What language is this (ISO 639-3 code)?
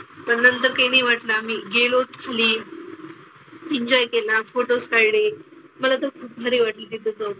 mar